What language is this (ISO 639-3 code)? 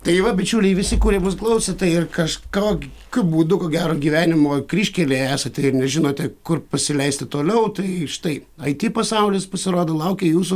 lit